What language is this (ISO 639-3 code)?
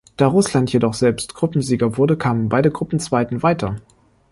deu